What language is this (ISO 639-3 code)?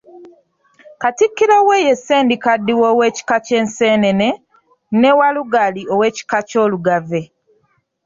lug